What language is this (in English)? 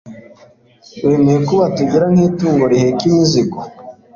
Kinyarwanda